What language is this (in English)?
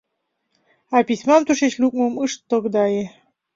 Mari